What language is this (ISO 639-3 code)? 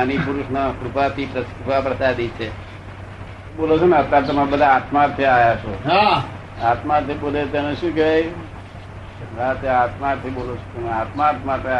guj